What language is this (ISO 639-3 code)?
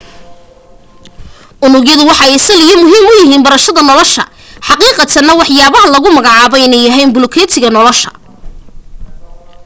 som